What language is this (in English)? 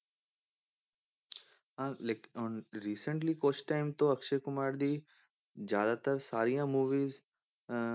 Punjabi